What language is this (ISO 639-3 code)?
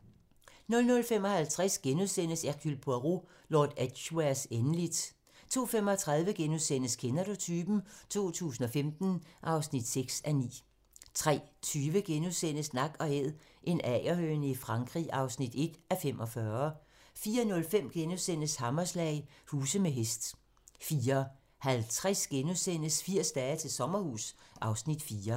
dan